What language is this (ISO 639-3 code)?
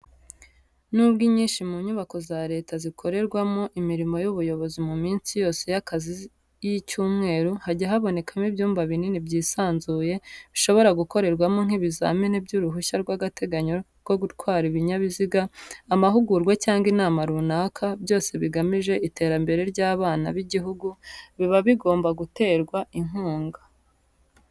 kin